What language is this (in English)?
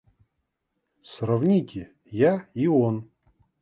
Russian